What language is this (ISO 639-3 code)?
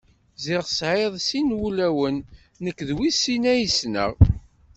kab